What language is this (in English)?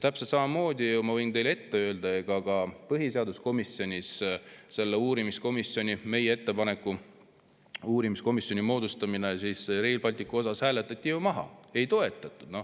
Estonian